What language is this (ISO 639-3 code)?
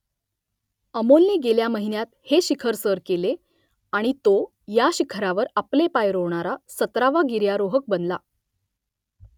mar